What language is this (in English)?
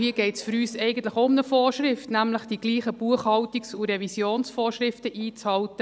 Swiss German